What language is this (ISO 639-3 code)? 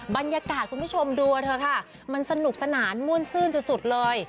tha